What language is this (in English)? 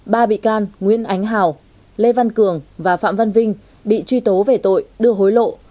Vietnamese